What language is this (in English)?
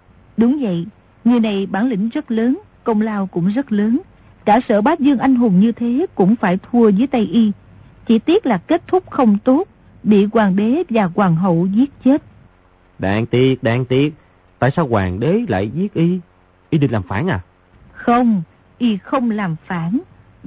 Vietnamese